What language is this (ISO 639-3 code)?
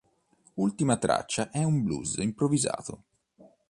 ita